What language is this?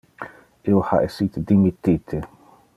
Interlingua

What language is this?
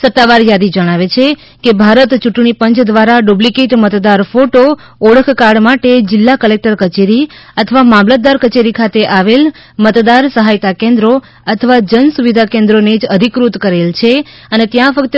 Gujarati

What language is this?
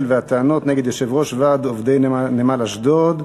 Hebrew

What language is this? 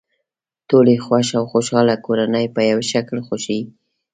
Pashto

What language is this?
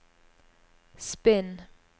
Norwegian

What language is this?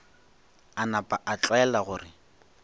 Northern Sotho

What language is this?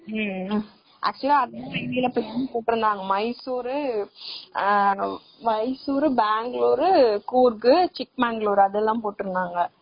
Tamil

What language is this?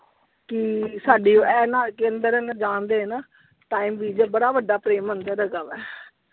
Punjabi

